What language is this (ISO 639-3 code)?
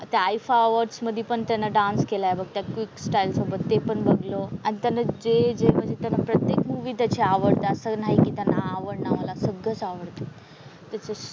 mar